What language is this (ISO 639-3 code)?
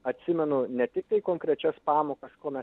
lit